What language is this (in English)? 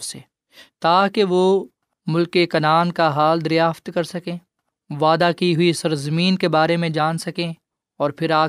Urdu